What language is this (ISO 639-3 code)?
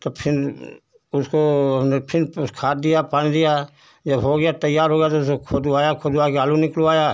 hin